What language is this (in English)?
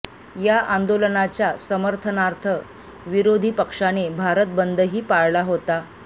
Marathi